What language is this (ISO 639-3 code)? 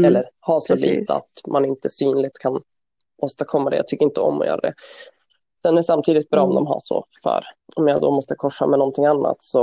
swe